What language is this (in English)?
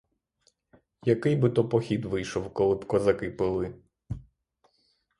Ukrainian